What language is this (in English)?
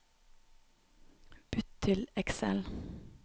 Norwegian